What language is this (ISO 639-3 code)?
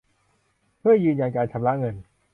tha